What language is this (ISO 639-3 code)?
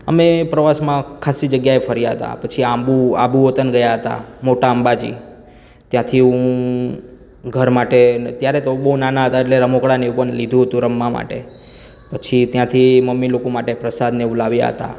guj